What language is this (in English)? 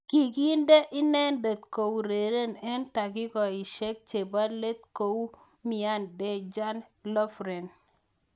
Kalenjin